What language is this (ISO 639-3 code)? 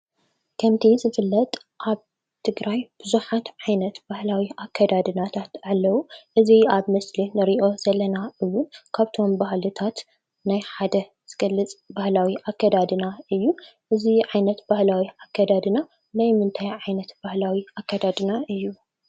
tir